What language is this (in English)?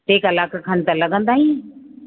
Sindhi